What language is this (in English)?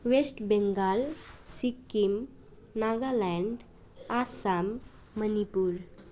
Nepali